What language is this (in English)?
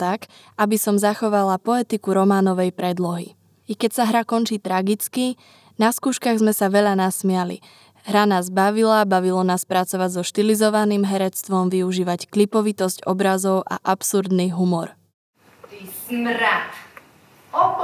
Slovak